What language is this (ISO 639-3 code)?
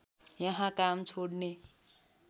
nep